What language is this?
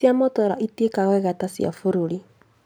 Kikuyu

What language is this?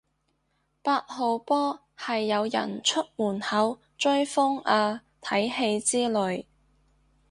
Cantonese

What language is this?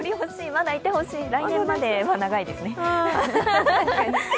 Japanese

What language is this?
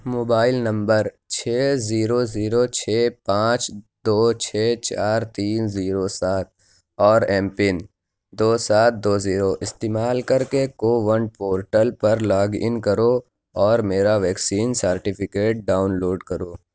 Urdu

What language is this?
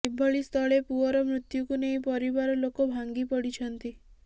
Odia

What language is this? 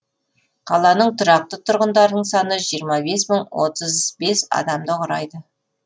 Kazakh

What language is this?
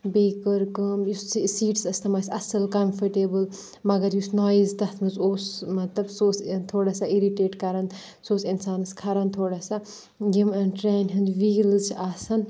Kashmiri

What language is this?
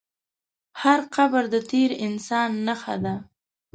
Pashto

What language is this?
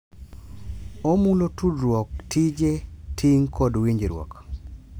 Luo (Kenya and Tanzania)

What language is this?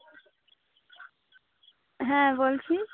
Bangla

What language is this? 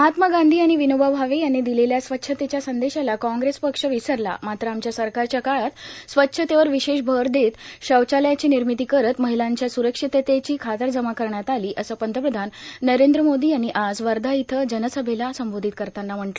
Marathi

